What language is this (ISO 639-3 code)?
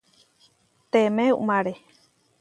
var